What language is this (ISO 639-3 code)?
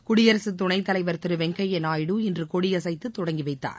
tam